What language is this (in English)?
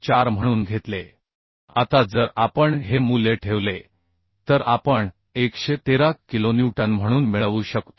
Marathi